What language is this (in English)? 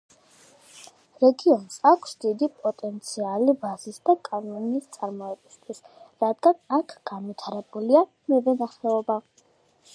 Georgian